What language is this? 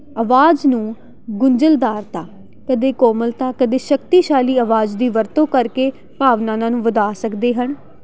Punjabi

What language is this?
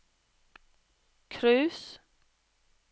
Norwegian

